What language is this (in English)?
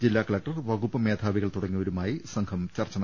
Malayalam